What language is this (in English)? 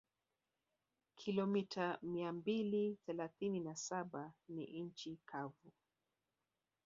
Swahili